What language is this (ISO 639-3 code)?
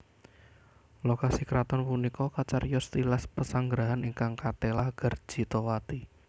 jav